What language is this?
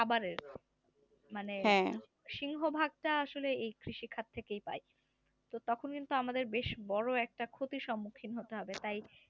Bangla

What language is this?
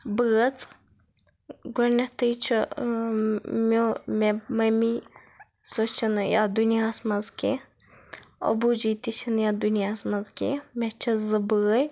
Kashmiri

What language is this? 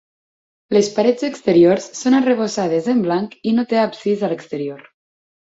Catalan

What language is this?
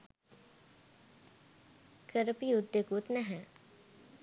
Sinhala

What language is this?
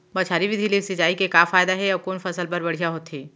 Chhattisgarhi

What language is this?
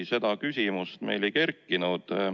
Estonian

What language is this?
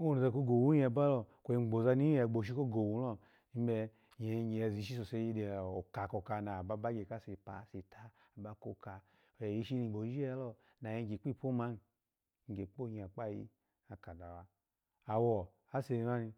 Alago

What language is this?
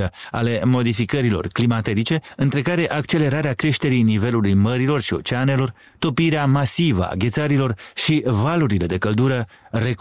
Romanian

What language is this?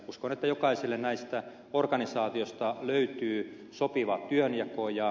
Finnish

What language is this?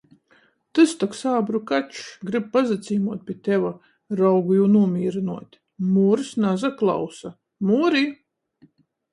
Latgalian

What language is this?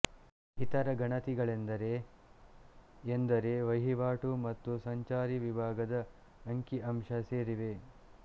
Kannada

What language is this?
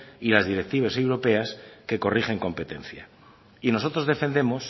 Spanish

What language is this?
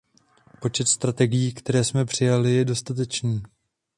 Czech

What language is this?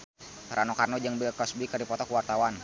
Sundanese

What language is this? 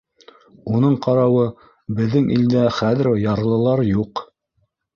Bashkir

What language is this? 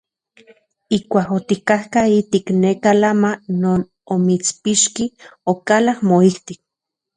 Central Puebla Nahuatl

